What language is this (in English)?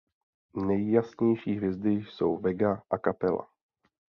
Czech